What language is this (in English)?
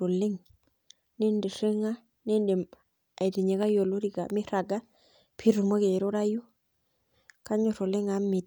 Masai